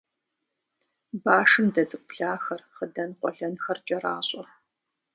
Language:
Kabardian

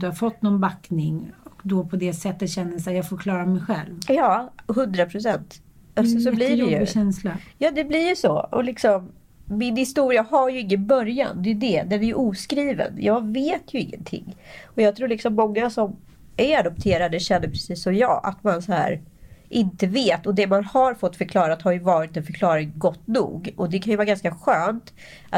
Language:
Swedish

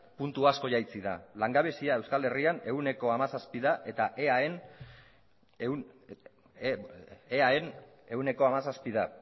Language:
Basque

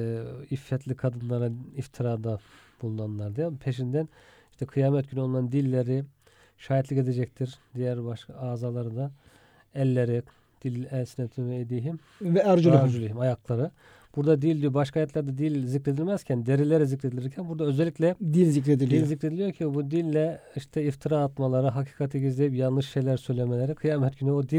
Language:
Turkish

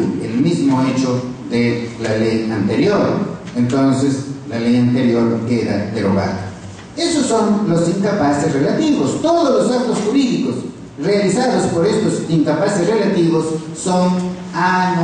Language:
Spanish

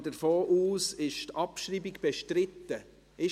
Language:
Swiss German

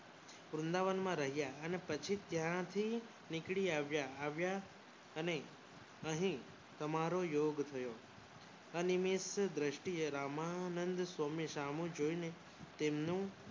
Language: Gujarati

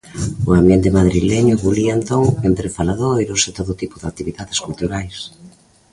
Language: Galician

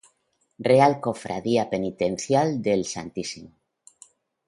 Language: Spanish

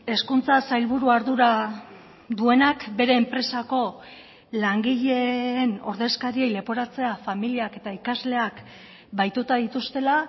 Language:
Basque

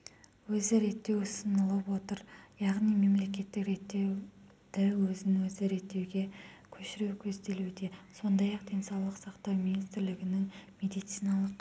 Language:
Kazakh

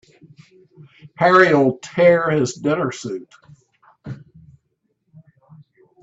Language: English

